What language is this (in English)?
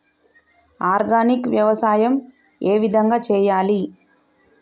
Telugu